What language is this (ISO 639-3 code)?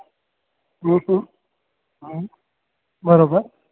snd